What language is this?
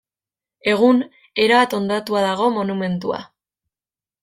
Basque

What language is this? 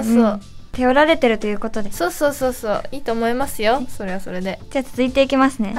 Japanese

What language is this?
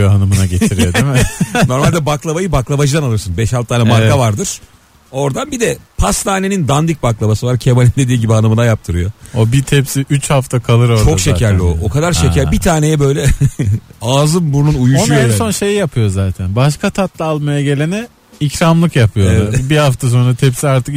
Turkish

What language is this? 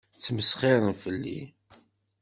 Kabyle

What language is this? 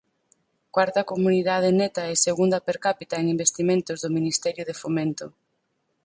Galician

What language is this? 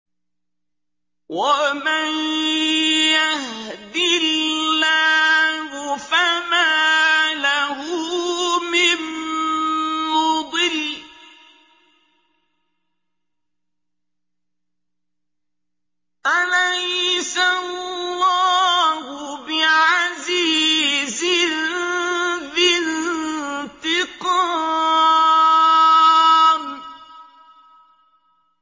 Arabic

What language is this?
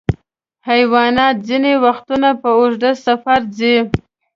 Pashto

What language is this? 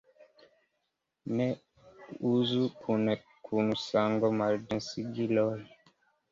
Esperanto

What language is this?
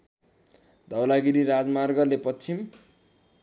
Nepali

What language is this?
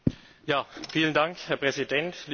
German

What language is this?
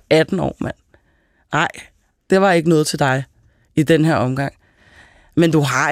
Danish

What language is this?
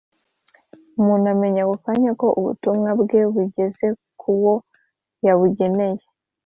Kinyarwanda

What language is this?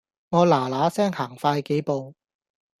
Cantonese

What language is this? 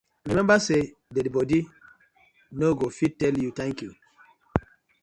Nigerian Pidgin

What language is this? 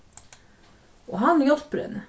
Faroese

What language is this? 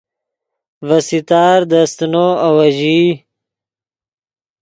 Yidgha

